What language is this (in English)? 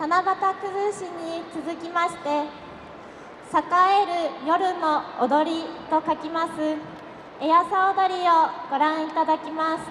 Japanese